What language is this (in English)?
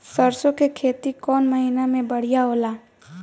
Bhojpuri